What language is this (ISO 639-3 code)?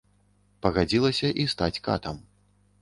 bel